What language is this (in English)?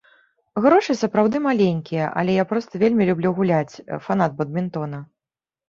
Belarusian